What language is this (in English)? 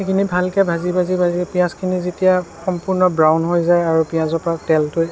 Assamese